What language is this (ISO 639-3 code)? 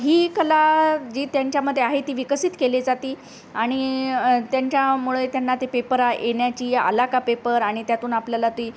mar